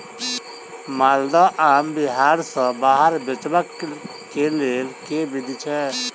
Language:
Maithili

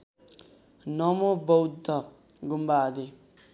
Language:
Nepali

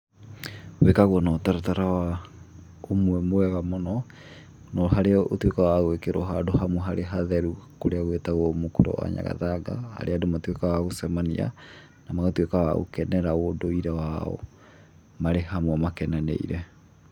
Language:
Kikuyu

